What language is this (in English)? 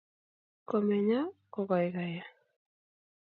Kalenjin